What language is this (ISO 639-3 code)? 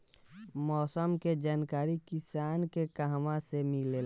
bho